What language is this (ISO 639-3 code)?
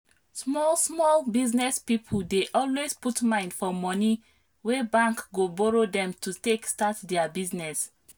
pcm